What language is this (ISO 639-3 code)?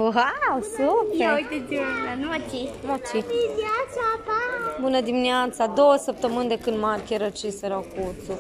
ron